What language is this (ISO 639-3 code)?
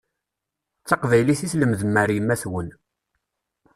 kab